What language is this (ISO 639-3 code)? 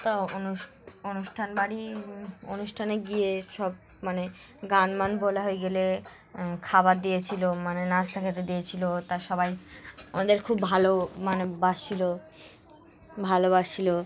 ben